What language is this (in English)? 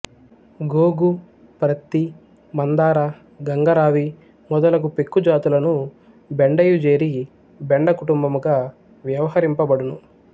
Telugu